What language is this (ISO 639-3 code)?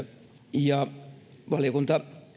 fin